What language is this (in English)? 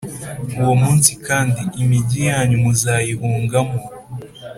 Kinyarwanda